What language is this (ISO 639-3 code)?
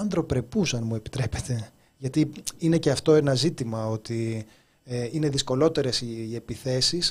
ell